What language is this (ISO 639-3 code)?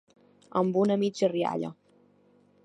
cat